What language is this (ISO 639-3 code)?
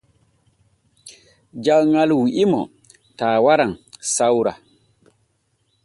fue